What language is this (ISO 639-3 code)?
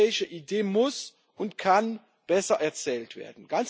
deu